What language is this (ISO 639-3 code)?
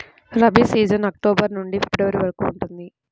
tel